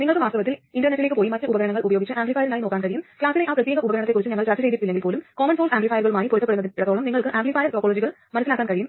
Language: Malayalam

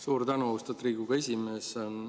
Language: Estonian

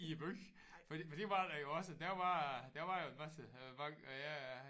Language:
Danish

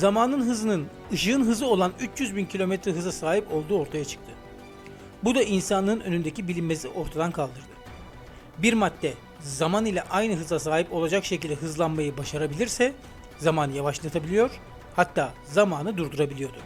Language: Turkish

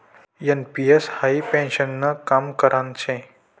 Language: Marathi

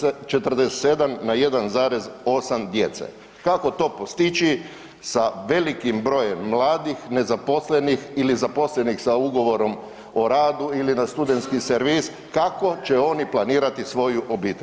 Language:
Croatian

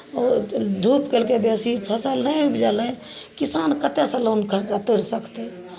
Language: Maithili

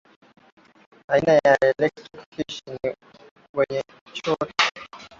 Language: Swahili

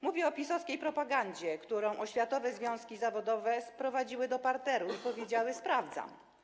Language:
Polish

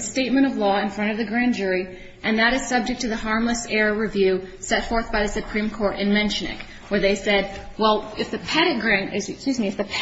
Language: English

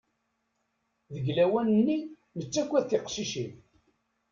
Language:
Kabyle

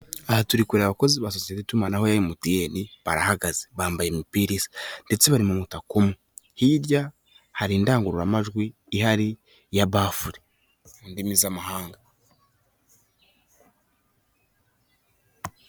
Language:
Kinyarwanda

